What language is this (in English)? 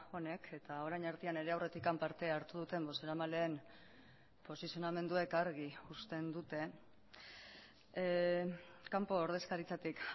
Basque